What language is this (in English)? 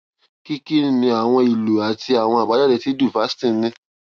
Yoruba